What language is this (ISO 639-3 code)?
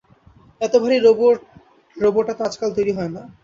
ben